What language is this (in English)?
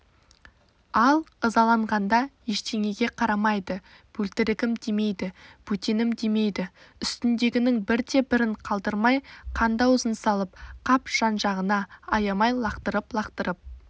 Kazakh